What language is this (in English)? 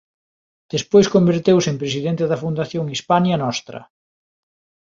Galician